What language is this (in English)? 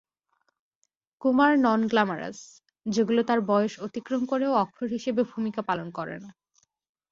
Bangla